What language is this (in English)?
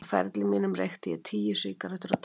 Icelandic